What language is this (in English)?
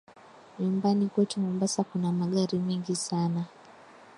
Swahili